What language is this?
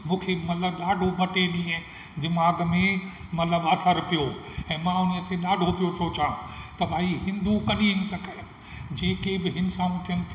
Sindhi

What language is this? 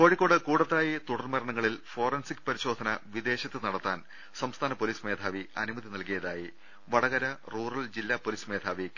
Malayalam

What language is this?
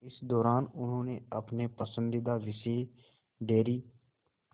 Hindi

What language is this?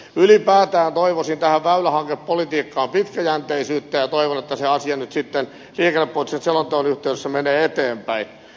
Finnish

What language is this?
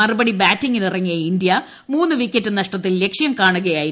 Malayalam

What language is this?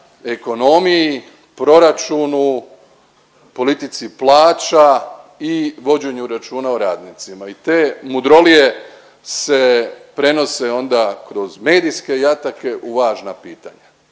Croatian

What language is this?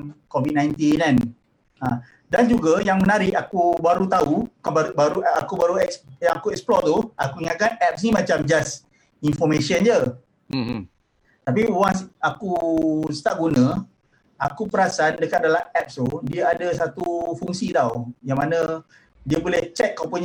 Malay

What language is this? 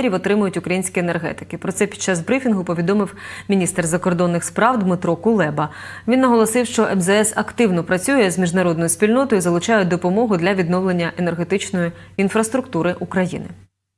Ukrainian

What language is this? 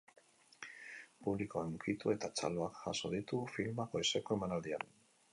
Basque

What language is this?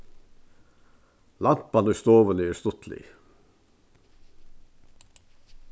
Faroese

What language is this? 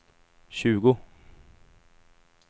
Swedish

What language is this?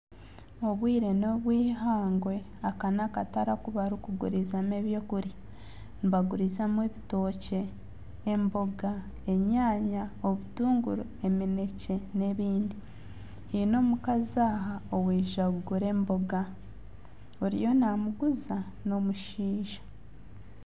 Nyankole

